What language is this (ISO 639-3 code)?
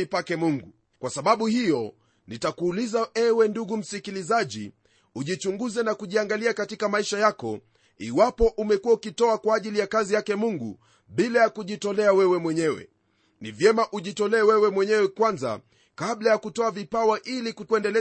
swa